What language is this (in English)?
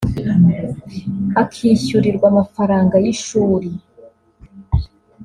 Kinyarwanda